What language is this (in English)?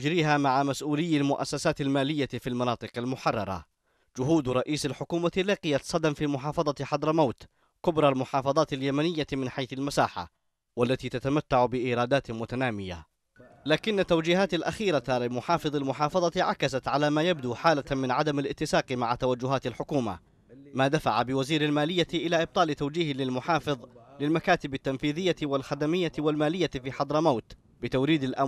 Arabic